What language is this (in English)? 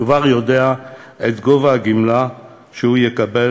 Hebrew